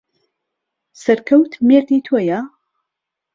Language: Central Kurdish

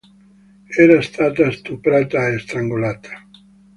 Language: Italian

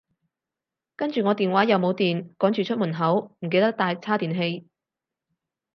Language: Cantonese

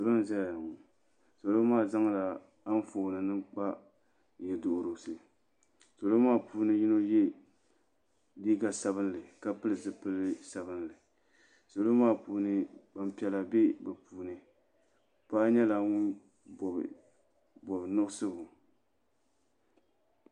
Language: Dagbani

